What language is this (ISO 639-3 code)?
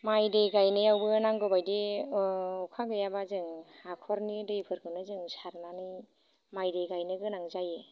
brx